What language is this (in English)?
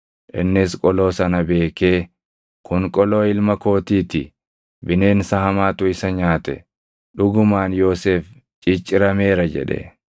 Oromo